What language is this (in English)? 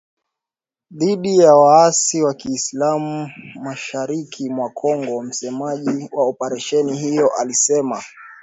Swahili